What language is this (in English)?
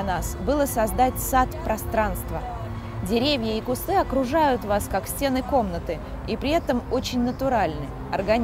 Russian